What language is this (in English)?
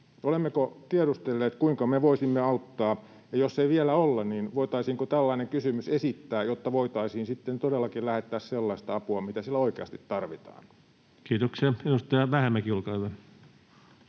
Finnish